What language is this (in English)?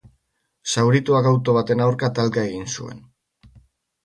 Basque